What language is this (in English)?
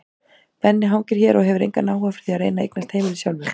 Icelandic